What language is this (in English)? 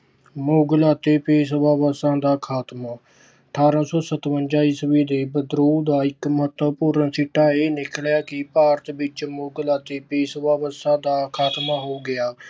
Punjabi